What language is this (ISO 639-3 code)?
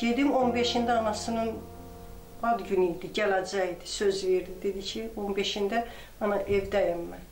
tur